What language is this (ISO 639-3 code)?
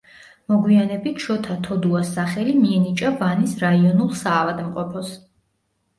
kat